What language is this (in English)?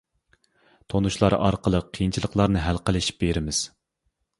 Uyghur